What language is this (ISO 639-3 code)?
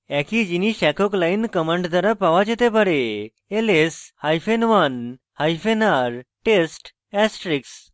ben